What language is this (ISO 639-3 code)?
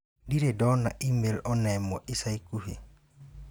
kik